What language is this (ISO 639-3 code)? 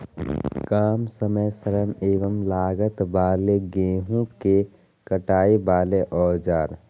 mag